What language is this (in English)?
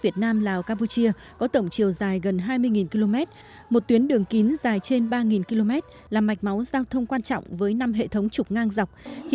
Vietnamese